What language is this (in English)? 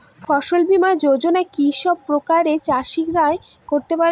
Bangla